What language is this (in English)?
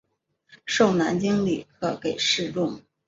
Chinese